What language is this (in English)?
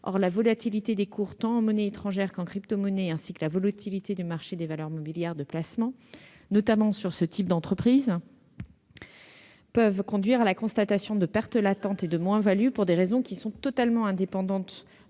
French